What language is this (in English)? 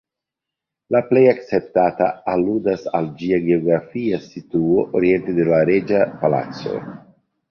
Esperanto